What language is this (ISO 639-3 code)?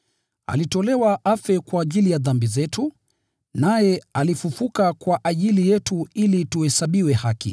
swa